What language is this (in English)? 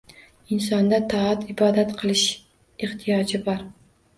Uzbek